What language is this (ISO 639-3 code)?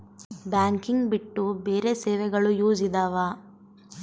kan